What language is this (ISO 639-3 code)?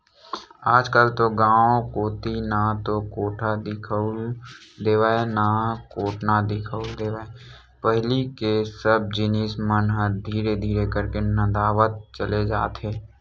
hne